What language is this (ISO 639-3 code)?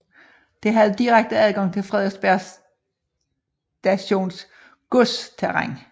dan